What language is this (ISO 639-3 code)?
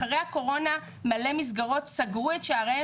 heb